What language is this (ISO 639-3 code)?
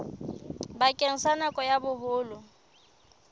sot